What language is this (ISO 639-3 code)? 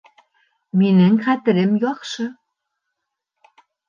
bak